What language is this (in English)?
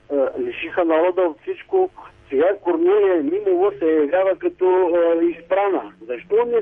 Bulgarian